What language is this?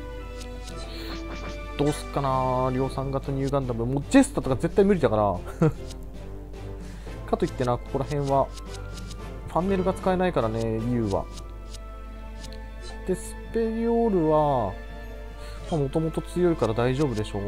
Japanese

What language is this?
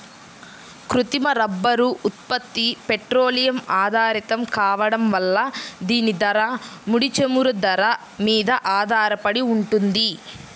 Telugu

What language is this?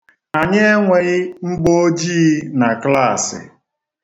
Igbo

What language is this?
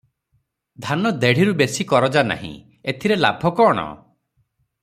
Odia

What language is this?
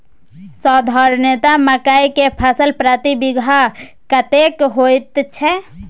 Maithili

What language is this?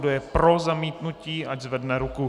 Czech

